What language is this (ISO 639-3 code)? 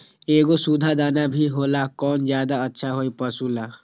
mag